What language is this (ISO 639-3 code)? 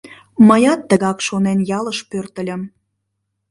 chm